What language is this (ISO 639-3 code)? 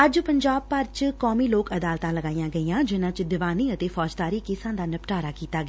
pan